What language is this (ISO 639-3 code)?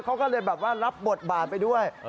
tha